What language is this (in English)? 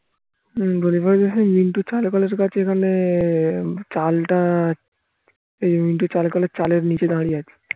Bangla